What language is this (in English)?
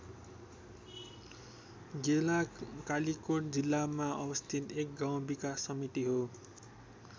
Nepali